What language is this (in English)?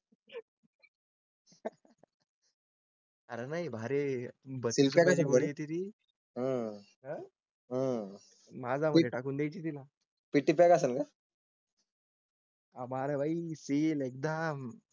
Marathi